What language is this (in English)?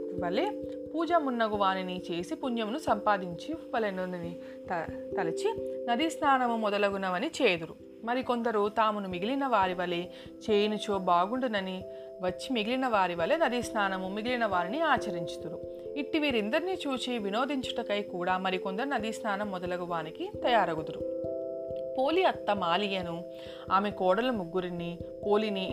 Telugu